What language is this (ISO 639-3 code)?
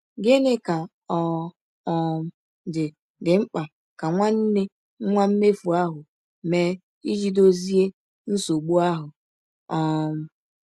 ibo